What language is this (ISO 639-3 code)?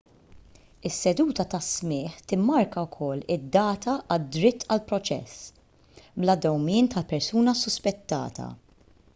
mlt